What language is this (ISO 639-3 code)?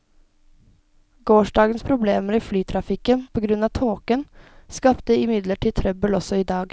nor